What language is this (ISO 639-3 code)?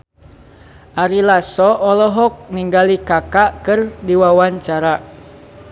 sun